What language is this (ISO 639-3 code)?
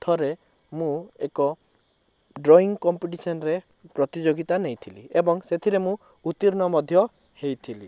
ori